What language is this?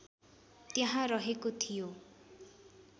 Nepali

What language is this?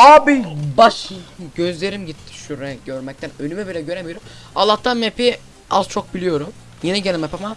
Turkish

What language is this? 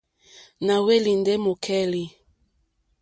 Mokpwe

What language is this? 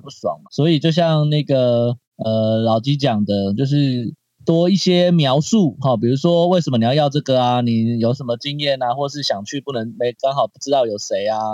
Chinese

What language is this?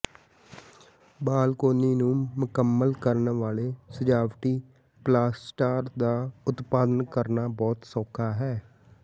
Punjabi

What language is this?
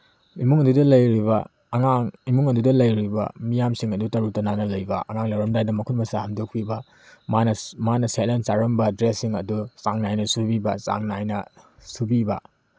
Manipuri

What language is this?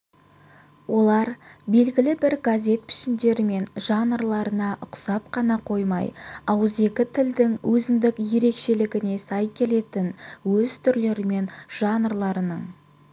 Kazakh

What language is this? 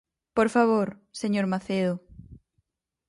Galician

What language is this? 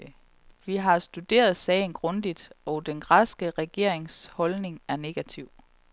Danish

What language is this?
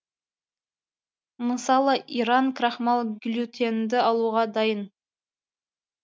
Kazakh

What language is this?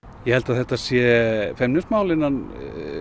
Icelandic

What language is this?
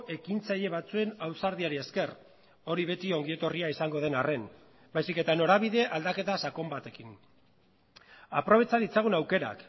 Basque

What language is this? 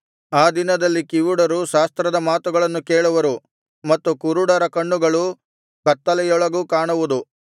Kannada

